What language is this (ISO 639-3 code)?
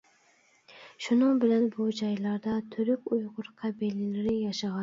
uig